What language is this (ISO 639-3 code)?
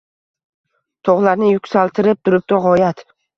uzb